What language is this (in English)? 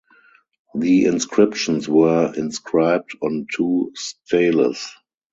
English